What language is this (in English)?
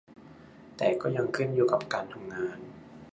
Thai